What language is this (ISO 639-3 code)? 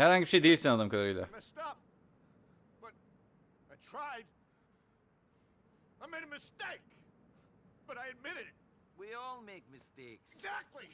tur